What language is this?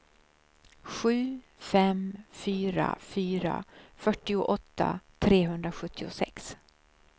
Swedish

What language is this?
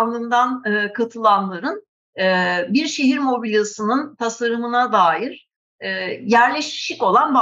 Turkish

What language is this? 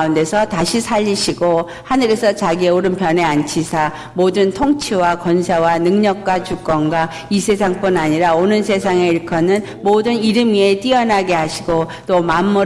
Korean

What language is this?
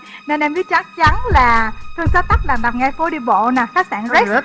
Vietnamese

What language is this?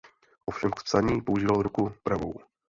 Czech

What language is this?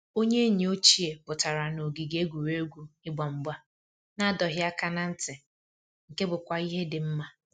Igbo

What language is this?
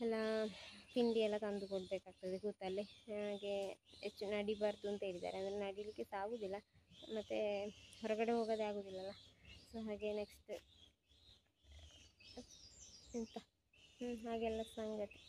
Kannada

